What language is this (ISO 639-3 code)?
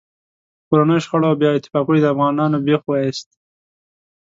pus